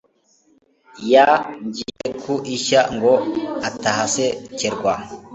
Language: Kinyarwanda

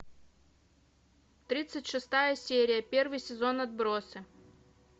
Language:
Russian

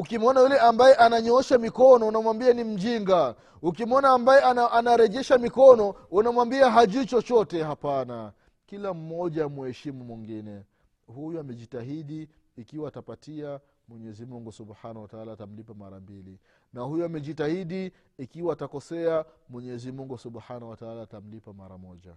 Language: Swahili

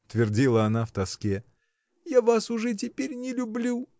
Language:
Russian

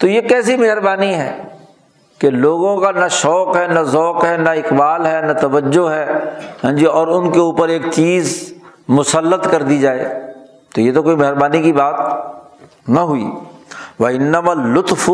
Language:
Urdu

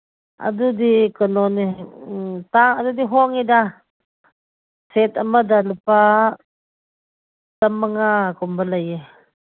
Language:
Manipuri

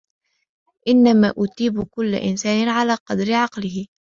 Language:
Arabic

